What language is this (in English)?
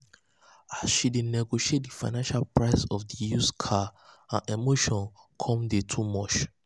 Nigerian Pidgin